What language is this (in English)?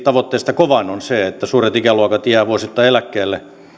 Finnish